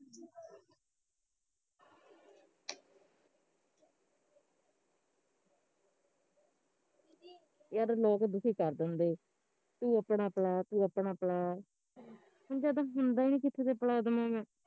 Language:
Punjabi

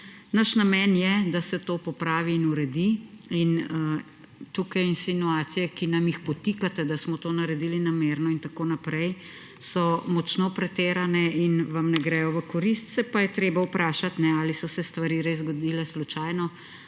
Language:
Slovenian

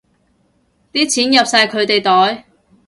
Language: Cantonese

